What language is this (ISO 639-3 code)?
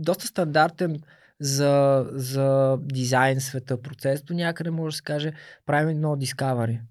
bul